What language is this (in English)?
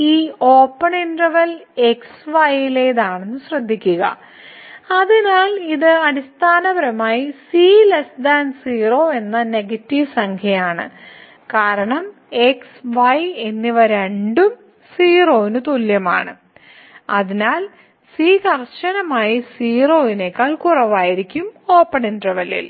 Malayalam